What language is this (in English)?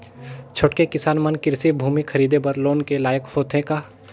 Chhattisgarhi